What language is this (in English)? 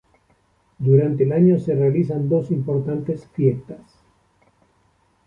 Spanish